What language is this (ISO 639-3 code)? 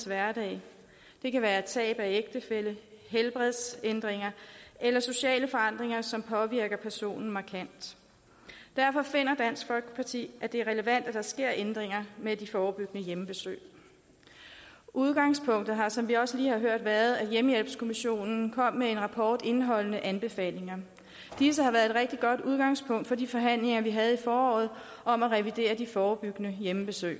dan